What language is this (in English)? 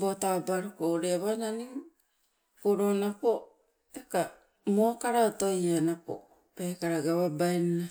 Sibe